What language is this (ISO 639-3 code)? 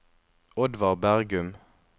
nor